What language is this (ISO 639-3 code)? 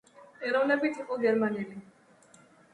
kat